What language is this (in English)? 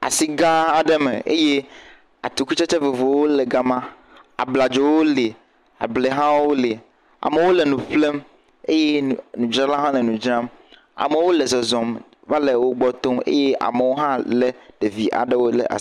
Ewe